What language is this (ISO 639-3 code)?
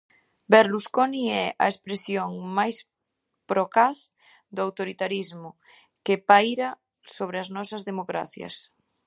glg